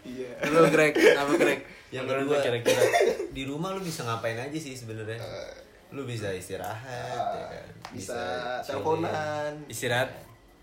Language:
Indonesian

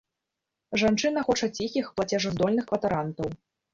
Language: Belarusian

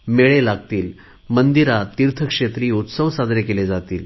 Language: Marathi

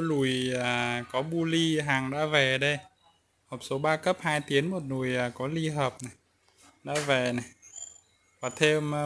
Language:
Vietnamese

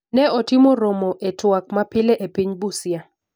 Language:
Luo (Kenya and Tanzania)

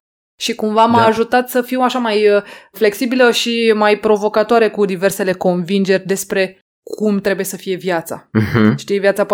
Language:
Romanian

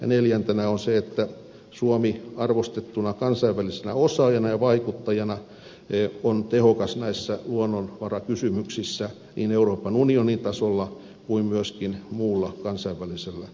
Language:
Finnish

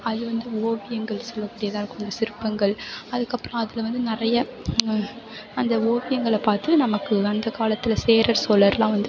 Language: Tamil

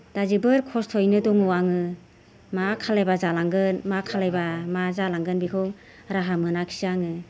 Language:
Bodo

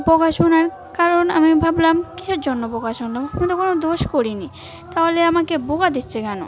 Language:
Bangla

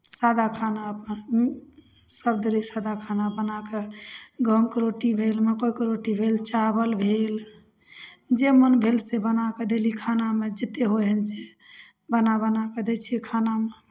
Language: Maithili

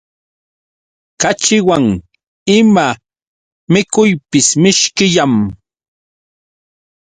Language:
Yauyos Quechua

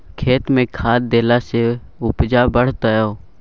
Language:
Maithili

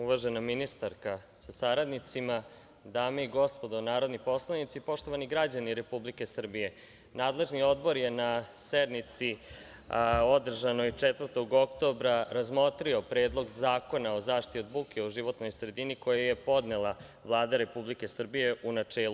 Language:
Serbian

